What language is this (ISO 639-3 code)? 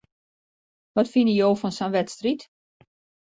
fry